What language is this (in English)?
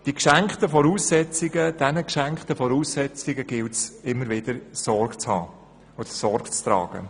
Swiss German